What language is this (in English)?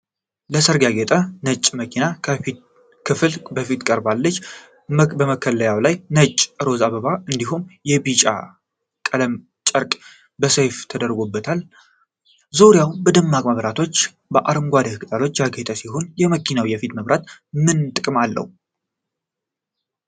Amharic